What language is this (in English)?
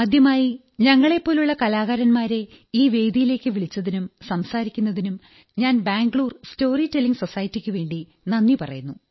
Malayalam